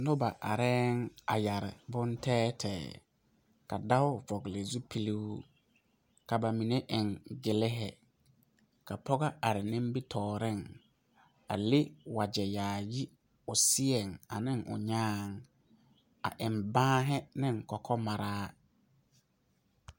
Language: Southern Dagaare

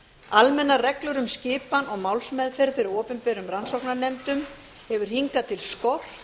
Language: Icelandic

